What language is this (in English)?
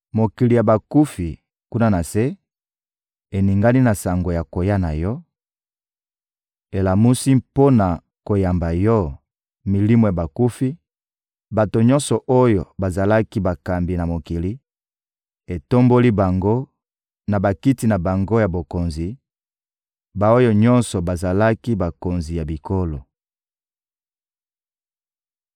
Lingala